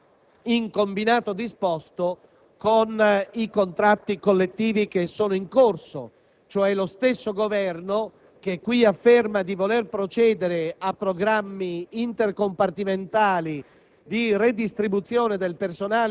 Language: Italian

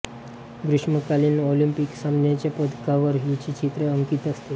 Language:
Marathi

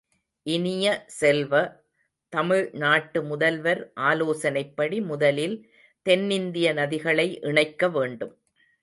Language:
Tamil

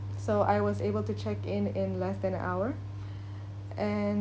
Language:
English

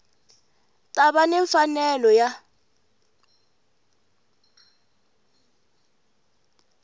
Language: Tsonga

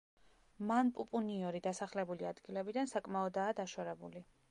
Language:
Georgian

